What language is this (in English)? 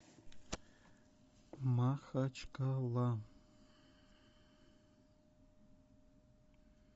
Russian